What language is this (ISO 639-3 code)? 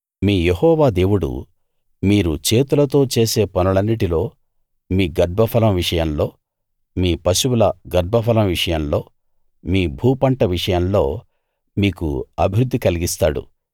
tel